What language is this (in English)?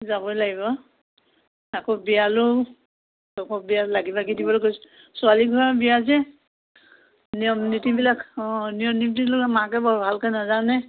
Assamese